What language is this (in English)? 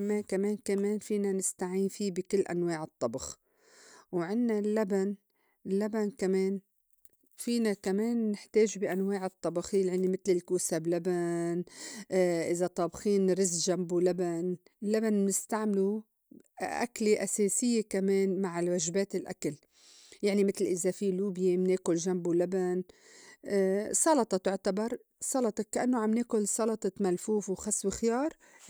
North Levantine Arabic